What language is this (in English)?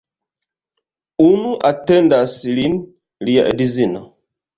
Esperanto